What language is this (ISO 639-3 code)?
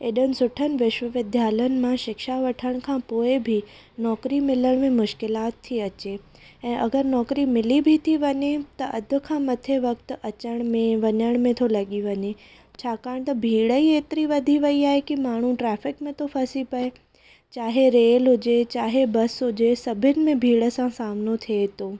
snd